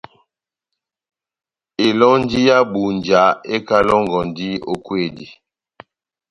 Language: Batanga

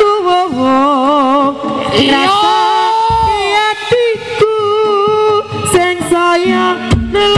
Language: Indonesian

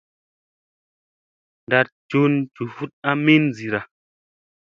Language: Musey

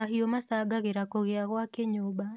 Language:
Kikuyu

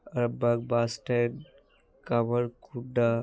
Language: Bangla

